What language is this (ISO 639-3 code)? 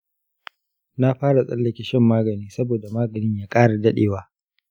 hau